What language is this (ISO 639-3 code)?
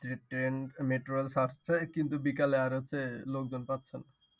ben